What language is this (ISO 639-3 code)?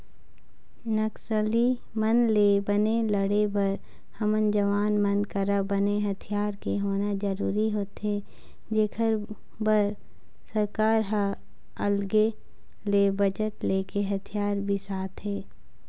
hne